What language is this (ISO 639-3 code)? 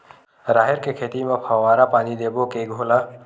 hne